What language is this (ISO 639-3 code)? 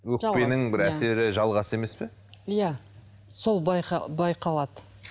kaz